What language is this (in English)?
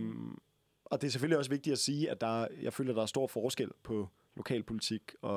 Danish